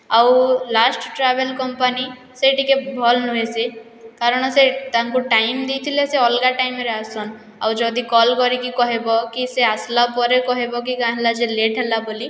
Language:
Odia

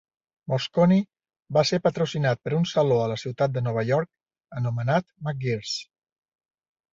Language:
Catalan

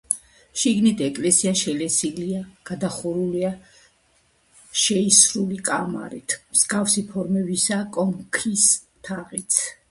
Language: Georgian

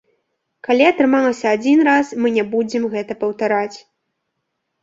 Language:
Belarusian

